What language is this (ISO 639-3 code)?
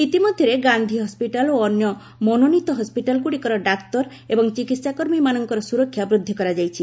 ori